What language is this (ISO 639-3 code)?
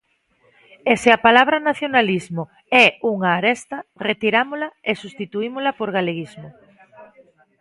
glg